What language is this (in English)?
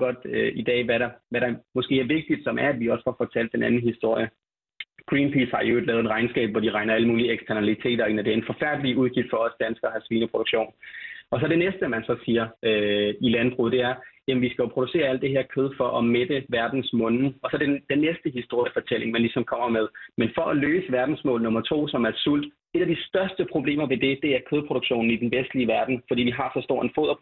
Danish